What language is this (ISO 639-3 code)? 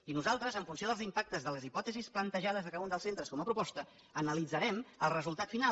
cat